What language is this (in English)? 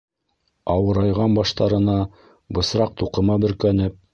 Bashkir